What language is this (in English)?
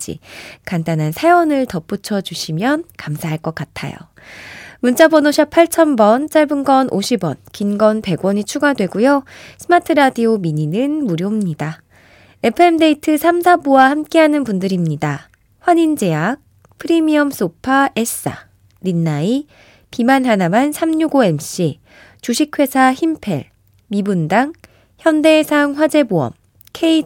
Korean